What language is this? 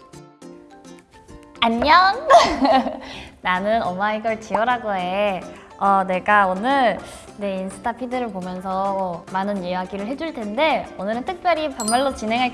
Korean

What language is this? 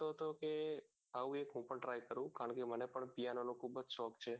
Gujarati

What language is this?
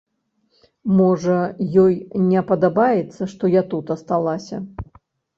Belarusian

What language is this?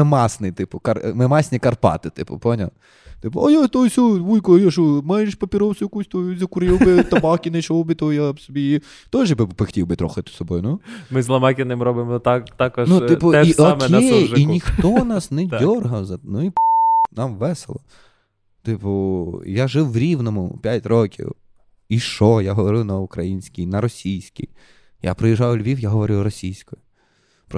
Ukrainian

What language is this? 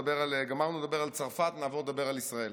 Hebrew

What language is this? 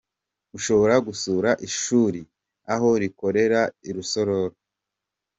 Kinyarwanda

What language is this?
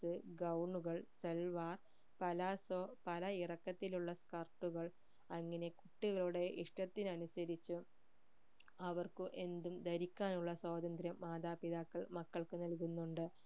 Malayalam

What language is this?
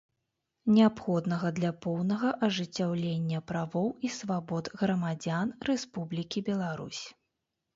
Belarusian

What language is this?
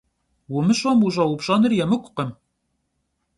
Kabardian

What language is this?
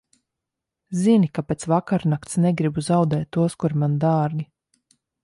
Latvian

